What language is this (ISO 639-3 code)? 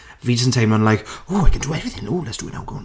cym